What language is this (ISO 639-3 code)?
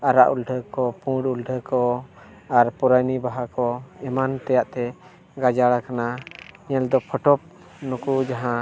sat